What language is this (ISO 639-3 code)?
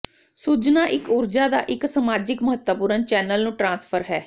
pan